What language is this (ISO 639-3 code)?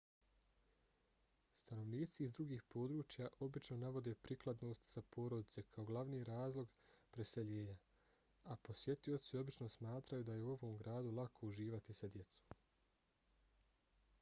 bos